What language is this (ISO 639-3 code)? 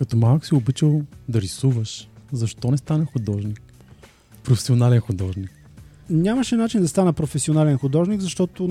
bul